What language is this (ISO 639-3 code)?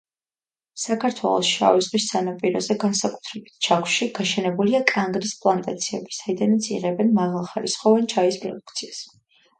kat